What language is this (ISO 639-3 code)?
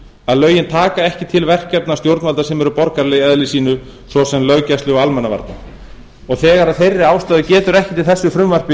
isl